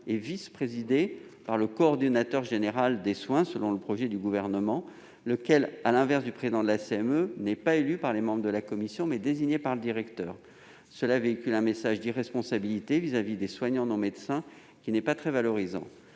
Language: French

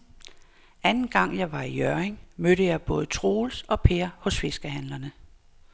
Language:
Danish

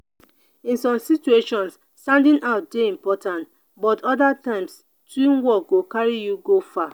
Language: Nigerian Pidgin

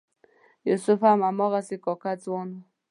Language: Pashto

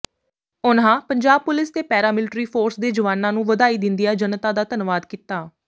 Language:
Punjabi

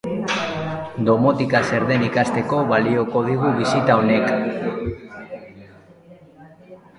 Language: Basque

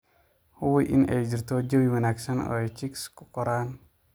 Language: Somali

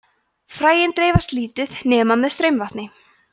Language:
Icelandic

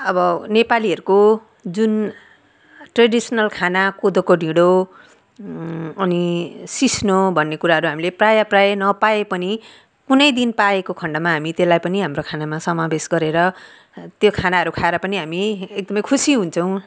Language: Nepali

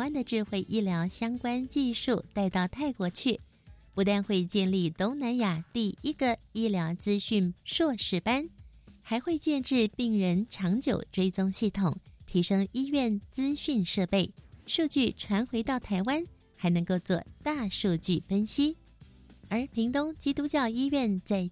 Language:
Chinese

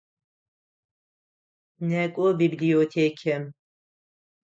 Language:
Adyghe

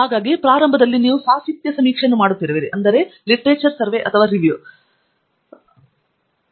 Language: Kannada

